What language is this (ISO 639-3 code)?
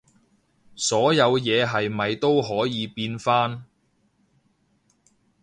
yue